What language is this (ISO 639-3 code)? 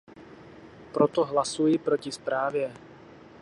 ces